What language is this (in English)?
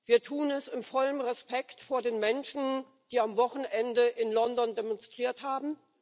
German